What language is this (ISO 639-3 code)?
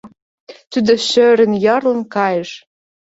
chm